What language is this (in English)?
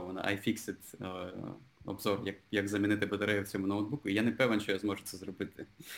Ukrainian